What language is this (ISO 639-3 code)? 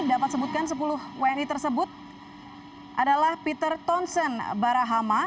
ind